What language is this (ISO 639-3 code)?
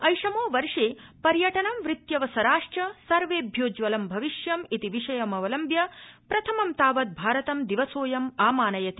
san